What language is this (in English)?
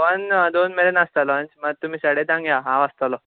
Konkani